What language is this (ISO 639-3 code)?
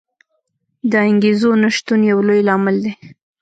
pus